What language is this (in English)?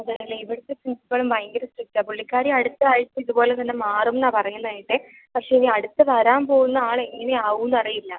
Malayalam